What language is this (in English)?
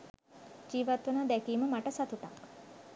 Sinhala